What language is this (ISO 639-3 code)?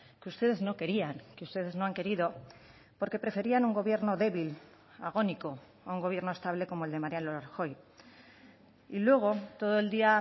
spa